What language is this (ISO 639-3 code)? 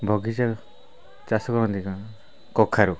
ori